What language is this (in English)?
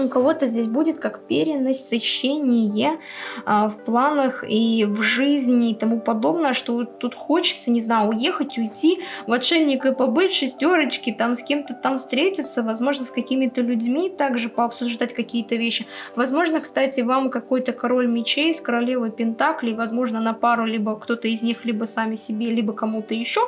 Russian